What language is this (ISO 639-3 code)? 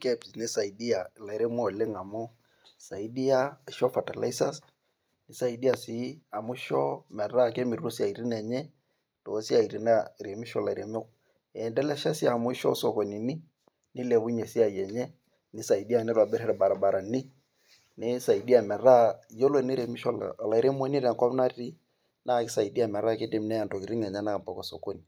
mas